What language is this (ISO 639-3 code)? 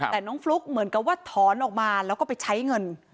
tha